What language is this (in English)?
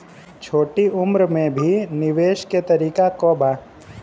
Bhojpuri